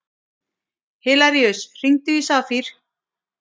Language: Icelandic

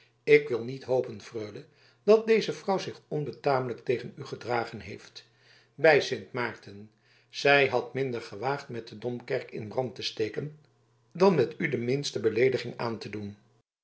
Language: Dutch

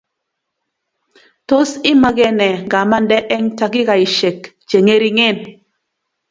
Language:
Kalenjin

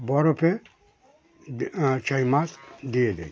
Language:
Bangla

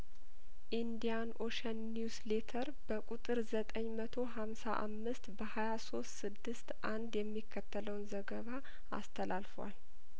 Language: Amharic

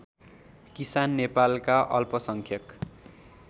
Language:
Nepali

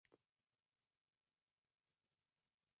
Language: Spanish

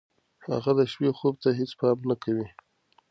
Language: Pashto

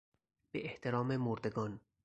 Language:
Persian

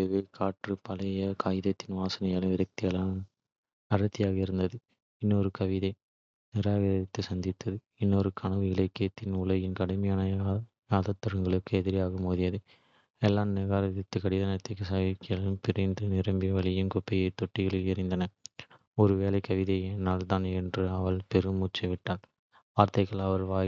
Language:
Kota (India)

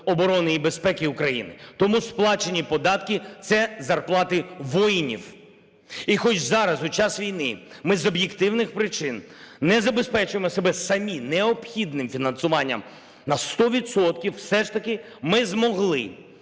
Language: Ukrainian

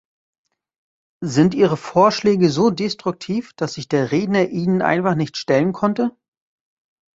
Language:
German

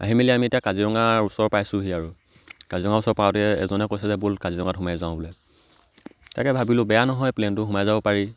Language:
Assamese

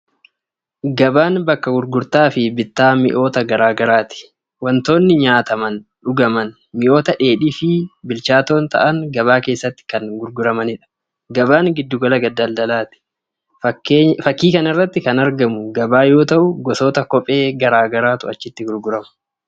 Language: Oromo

